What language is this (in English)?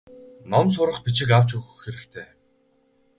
Mongolian